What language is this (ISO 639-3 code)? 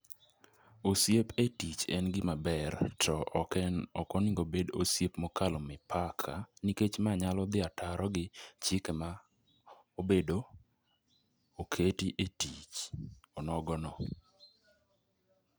luo